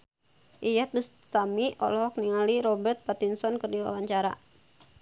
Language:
Sundanese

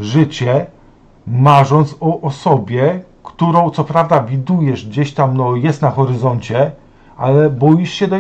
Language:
Polish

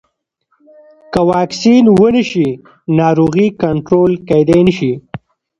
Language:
Pashto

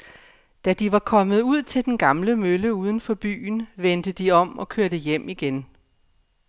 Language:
Danish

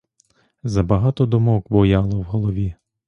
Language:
Ukrainian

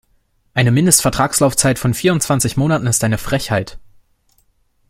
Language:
German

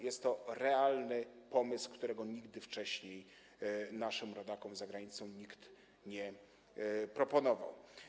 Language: Polish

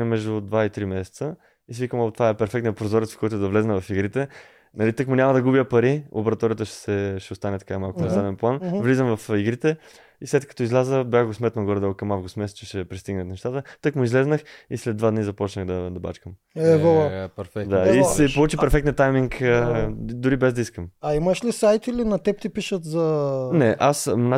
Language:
Bulgarian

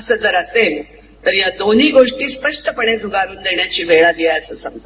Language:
Marathi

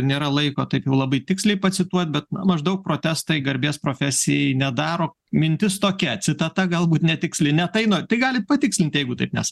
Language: Lithuanian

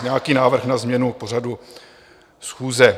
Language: Czech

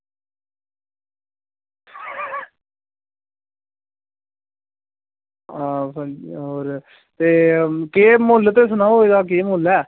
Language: Dogri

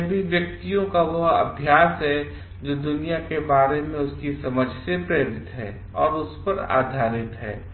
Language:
Hindi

